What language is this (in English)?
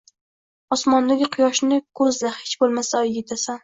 Uzbek